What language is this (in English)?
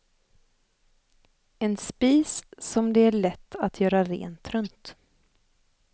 Swedish